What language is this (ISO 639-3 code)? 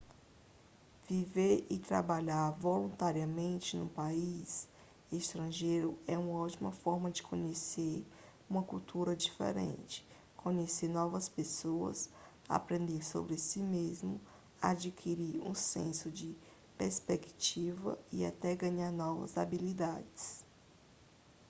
por